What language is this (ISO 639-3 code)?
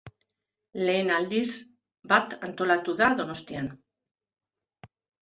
eus